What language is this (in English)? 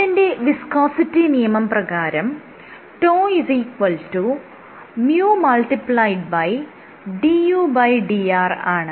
Malayalam